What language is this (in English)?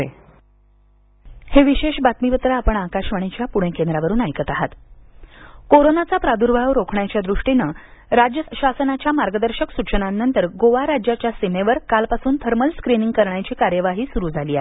Marathi